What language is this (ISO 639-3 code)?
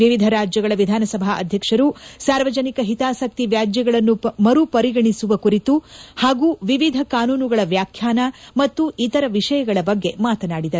kan